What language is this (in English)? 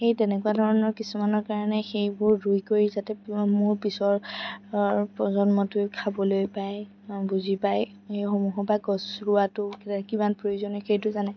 Assamese